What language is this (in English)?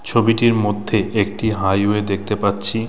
Bangla